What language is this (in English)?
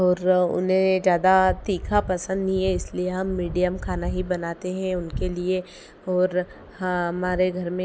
Hindi